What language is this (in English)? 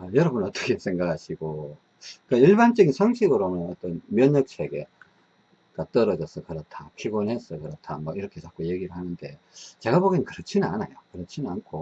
Korean